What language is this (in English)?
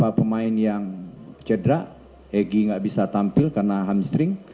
Indonesian